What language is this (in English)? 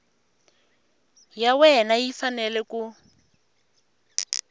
Tsonga